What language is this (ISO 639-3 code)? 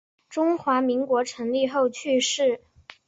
zho